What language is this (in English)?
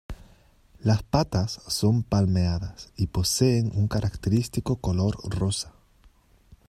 Spanish